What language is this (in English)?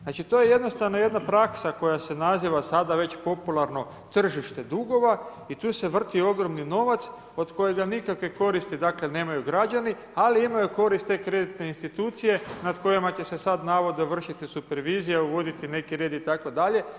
Croatian